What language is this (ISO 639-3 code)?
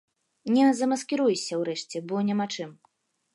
bel